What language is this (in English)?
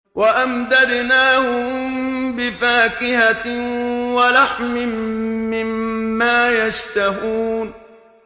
Arabic